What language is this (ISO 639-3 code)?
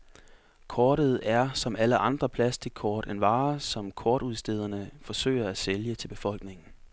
dan